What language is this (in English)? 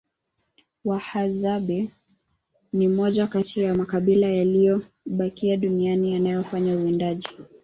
Swahili